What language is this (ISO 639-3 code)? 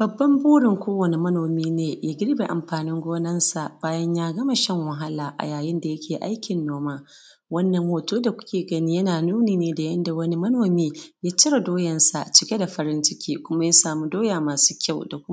hau